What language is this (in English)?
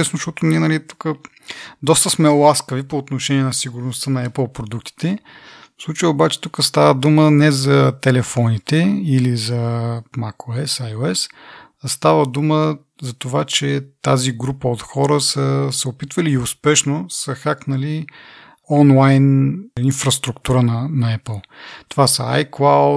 Bulgarian